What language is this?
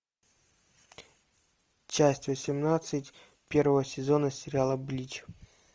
Russian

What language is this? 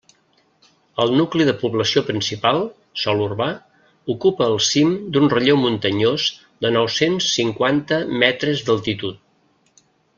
Catalan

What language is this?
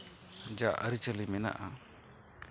Santali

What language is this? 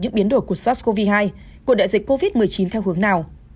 Vietnamese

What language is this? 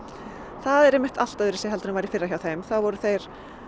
Icelandic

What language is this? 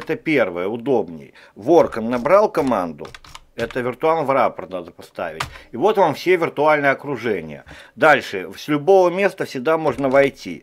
Russian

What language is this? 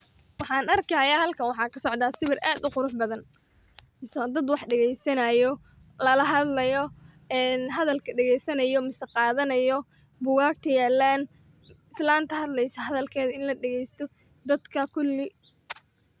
Somali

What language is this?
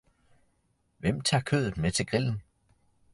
Danish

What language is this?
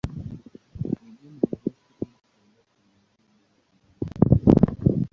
Swahili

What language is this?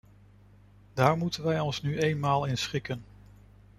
Dutch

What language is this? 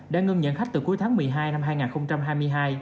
Vietnamese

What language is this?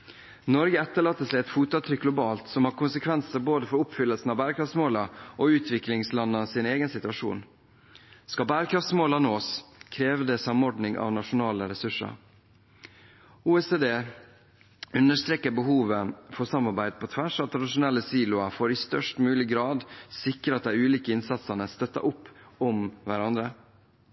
Norwegian Bokmål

